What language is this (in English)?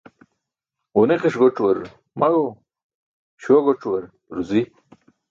Burushaski